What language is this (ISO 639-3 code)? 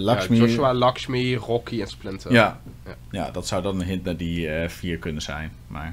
nld